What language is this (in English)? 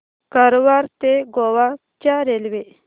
Marathi